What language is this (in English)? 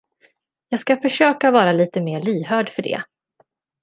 Swedish